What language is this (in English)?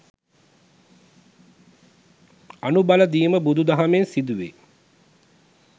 Sinhala